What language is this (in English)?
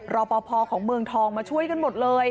Thai